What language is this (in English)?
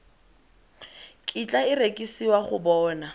Tswana